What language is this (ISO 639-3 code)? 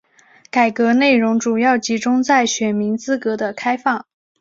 zho